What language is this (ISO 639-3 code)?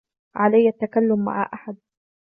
ara